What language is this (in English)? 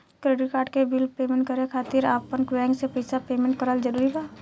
Bhojpuri